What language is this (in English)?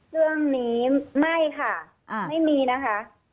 Thai